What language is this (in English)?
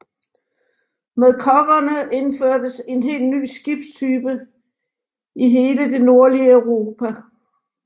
Danish